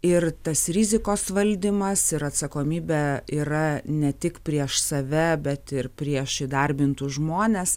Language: Lithuanian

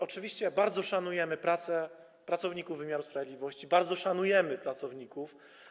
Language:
Polish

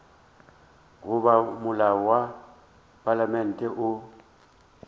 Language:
Northern Sotho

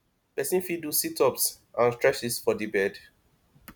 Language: Nigerian Pidgin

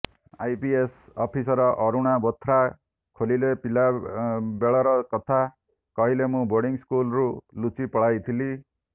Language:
Odia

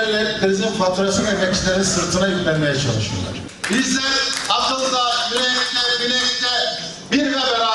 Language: Turkish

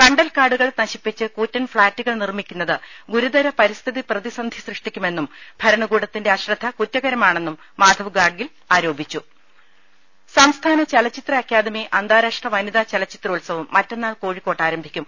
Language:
Malayalam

